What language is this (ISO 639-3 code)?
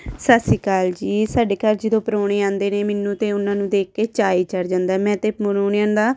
pan